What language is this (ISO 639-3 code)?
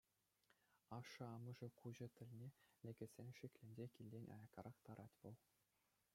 chv